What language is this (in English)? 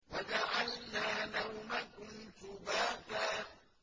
Arabic